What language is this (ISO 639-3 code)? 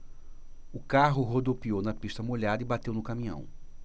por